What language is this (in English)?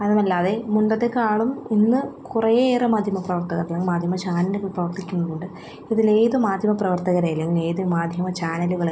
Malayalam